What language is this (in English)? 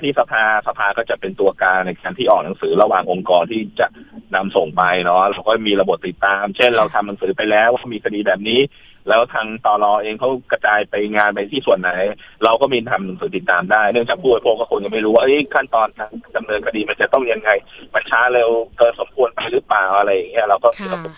Thai